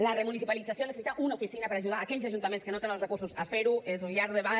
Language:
Catalan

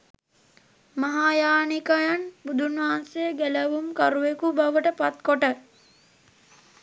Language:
Sinhala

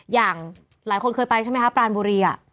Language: Thai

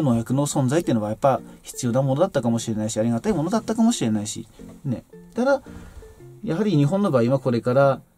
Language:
Japanese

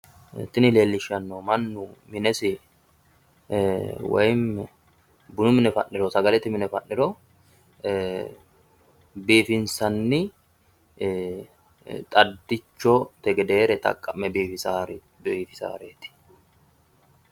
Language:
Sidamo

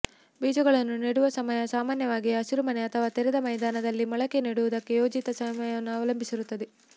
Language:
Kannada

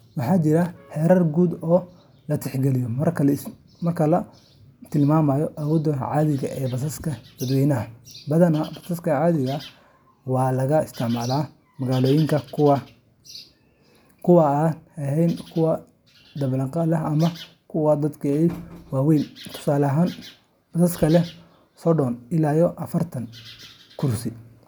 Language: Somali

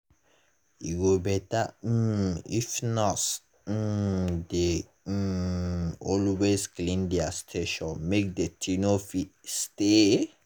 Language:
Nigerian Pidgin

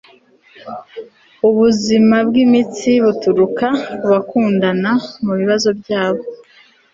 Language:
Kinyarwanda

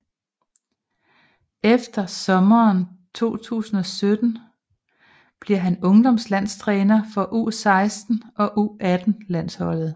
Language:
Danish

